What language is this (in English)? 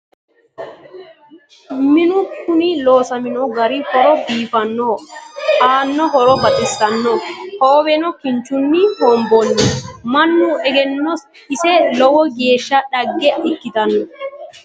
Sidamo